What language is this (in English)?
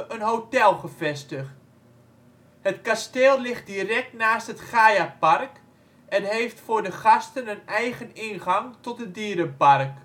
Dutch